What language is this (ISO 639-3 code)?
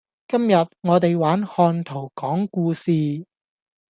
yue